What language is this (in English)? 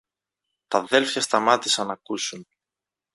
Greek